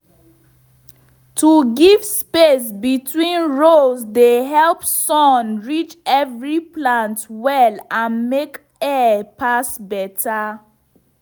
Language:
Nigerian Pidgin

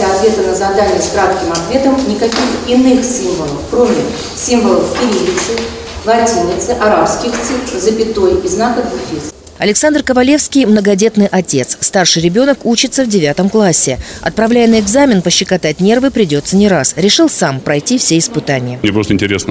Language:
Russian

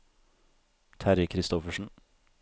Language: Norwegian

